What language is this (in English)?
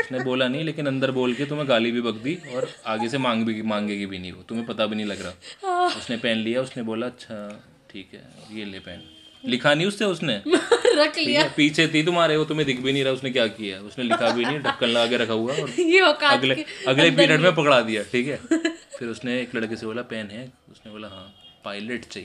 Hindi